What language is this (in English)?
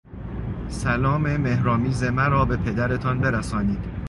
Persian